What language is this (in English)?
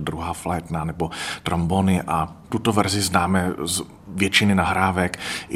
Czech